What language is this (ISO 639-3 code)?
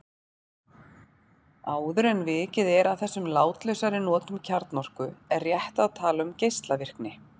isl